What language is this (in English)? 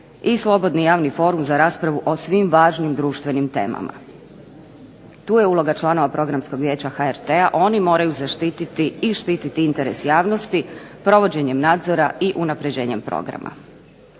Croatian